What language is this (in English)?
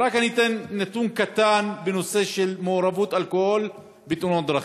Hebrew